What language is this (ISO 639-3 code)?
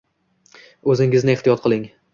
uzb